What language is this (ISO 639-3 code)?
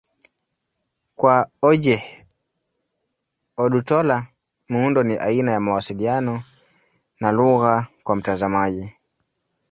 swa